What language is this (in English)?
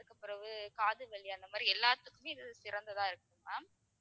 Tamil